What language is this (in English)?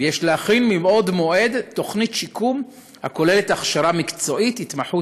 Hebrew